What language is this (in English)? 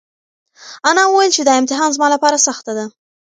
Pashto